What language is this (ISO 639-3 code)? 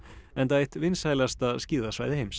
isl